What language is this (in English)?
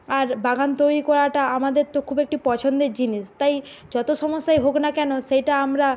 Bangla